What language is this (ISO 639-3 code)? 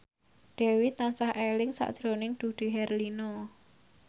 jav